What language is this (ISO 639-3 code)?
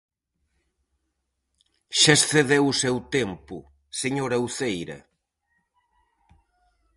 glg